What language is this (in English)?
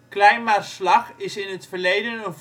Dutch